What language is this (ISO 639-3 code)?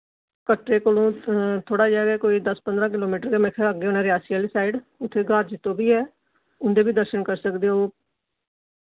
doi